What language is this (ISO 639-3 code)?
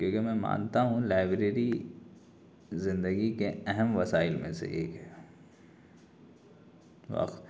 urd